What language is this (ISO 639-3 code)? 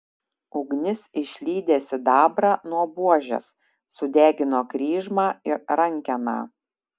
lit